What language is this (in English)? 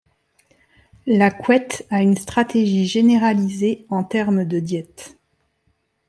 French